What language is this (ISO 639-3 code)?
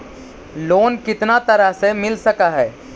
mag